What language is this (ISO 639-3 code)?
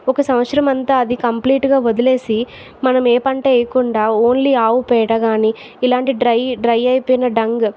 tel